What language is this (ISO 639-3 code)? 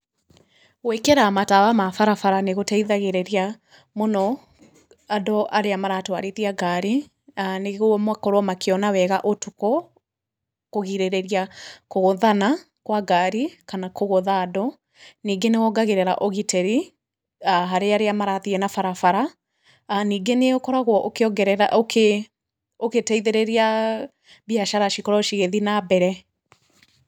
kik